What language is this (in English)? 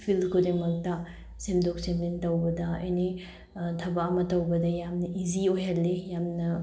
Manipuri